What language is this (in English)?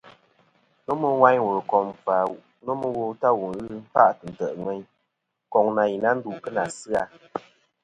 Kom